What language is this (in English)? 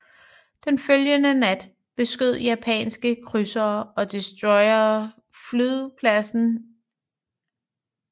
Danish